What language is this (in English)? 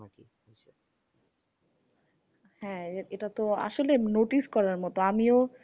Bangla